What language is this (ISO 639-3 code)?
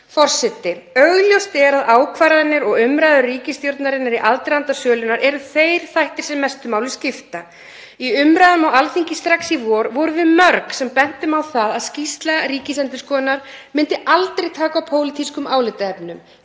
isl